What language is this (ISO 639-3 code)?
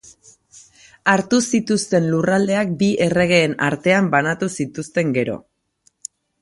eus